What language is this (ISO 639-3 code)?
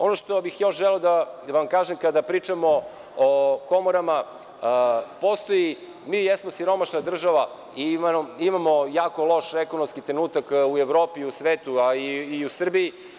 srp